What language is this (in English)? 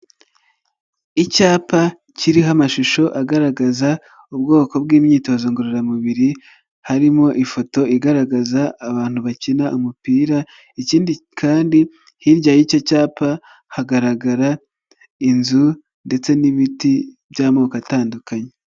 Kinyarwanda